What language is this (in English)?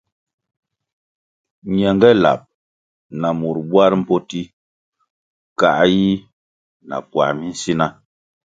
Kwasio